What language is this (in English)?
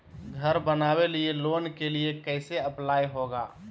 Magahi